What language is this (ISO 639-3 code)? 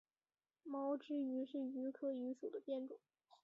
zho